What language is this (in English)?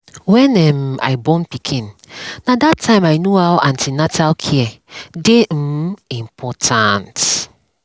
Nigerian Pidgin